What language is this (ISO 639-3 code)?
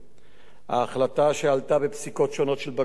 heb